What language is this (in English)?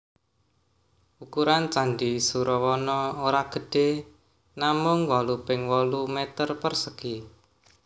Javanese